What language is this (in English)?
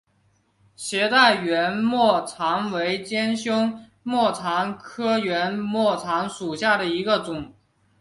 Chinese